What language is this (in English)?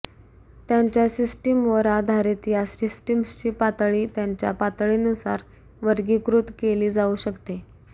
Marathi